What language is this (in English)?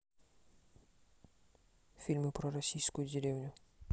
Russian